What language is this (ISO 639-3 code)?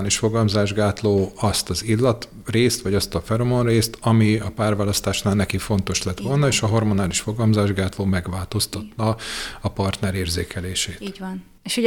hun